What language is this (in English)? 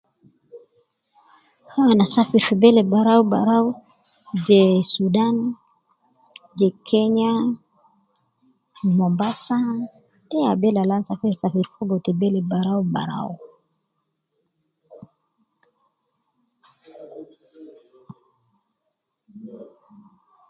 Nubi